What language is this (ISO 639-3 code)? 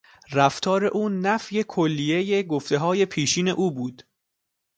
fas